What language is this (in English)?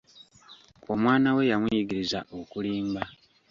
Ganda